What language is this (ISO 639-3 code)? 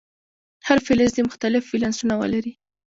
pus